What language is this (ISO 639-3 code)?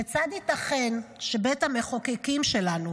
heb